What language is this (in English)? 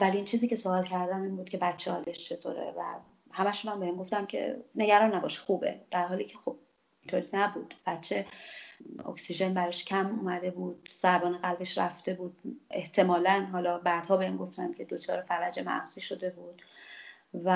Persian